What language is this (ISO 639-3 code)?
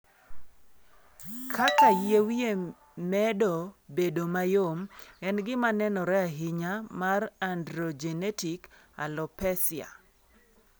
luo